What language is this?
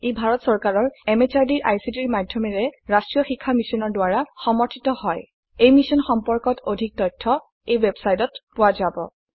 Assamese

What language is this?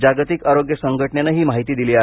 Marathi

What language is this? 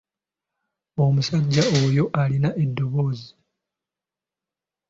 Ganda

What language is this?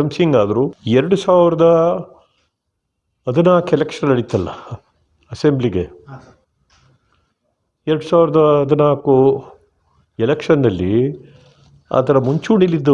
Turkish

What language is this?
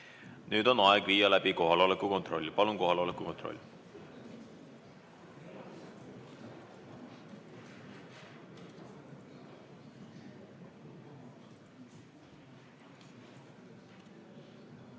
Estonian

